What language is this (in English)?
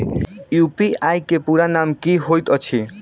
Maithili